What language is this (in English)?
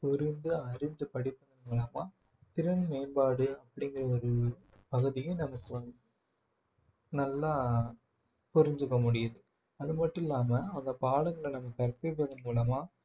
Tamil